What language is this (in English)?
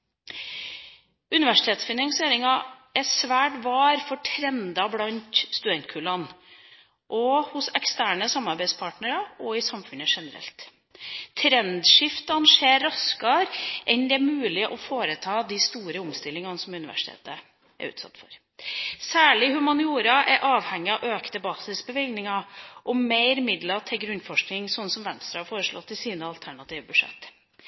Norwegian Bokmål